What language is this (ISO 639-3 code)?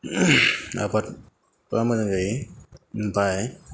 brx